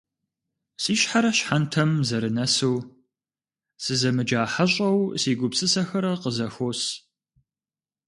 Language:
Kabardian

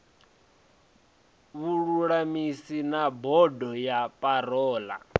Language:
Venda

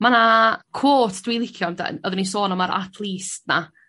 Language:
Welsh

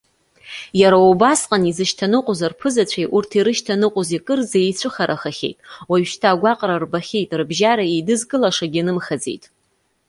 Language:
Abkhazian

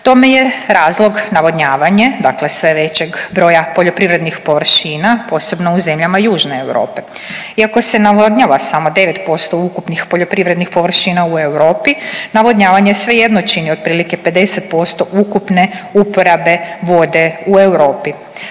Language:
Croatian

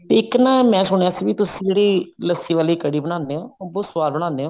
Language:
Punjabi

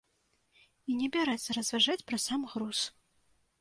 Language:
Belarusian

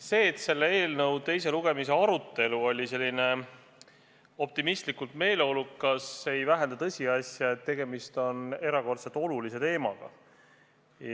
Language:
Estonian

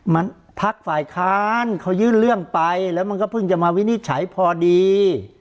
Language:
Thai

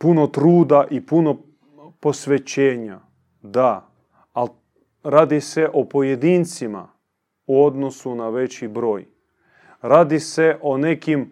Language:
Croatian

